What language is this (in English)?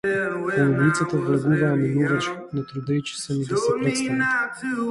Macedonian